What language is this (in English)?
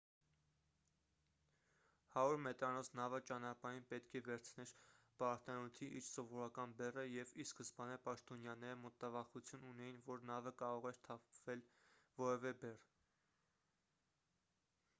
Armenian